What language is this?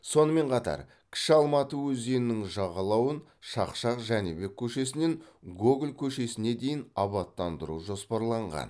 Kazakh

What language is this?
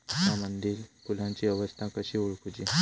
Marathi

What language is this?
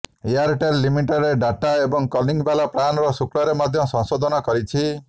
Odia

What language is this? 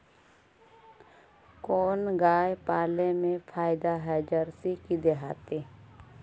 Magahi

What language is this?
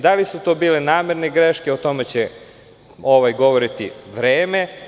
Serbian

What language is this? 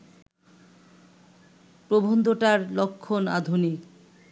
Bangla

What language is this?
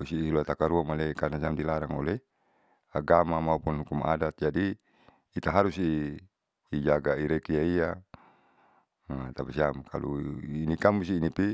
Saleman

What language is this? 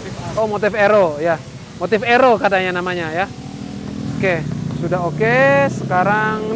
Indonesian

